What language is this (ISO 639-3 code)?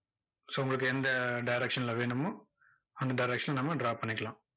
tam